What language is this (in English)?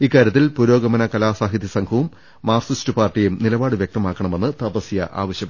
Malayalam